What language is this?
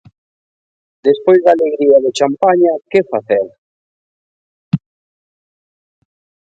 Galician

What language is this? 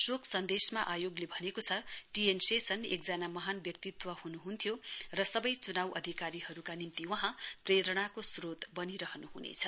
Nepali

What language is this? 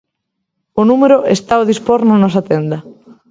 Galician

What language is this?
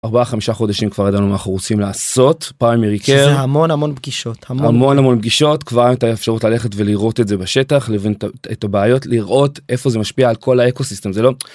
Hebrew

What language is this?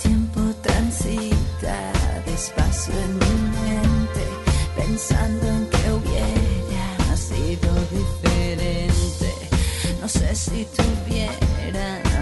Spanish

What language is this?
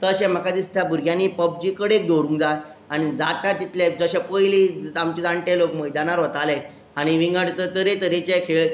Konkani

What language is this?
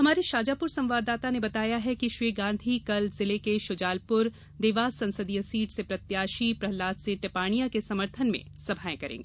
Hindi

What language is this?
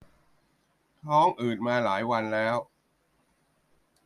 Thai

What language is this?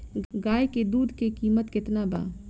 Bhojpuri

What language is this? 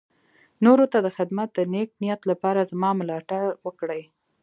Pashto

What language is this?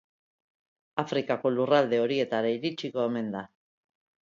Basque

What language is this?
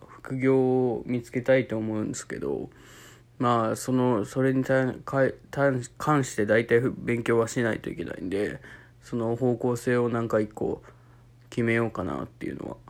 Japanese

